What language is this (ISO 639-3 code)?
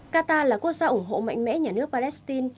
vie